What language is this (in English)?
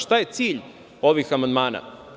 Serbian